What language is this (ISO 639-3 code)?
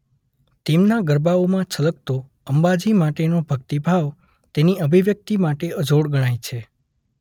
guj